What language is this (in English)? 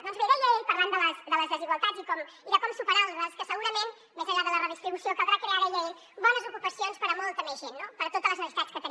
Catalan